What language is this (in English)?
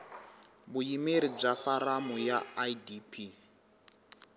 Tsonga